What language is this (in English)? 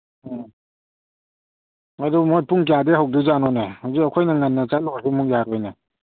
Manipuri